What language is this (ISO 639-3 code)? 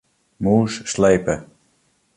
fry